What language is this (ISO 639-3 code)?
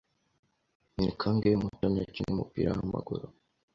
kin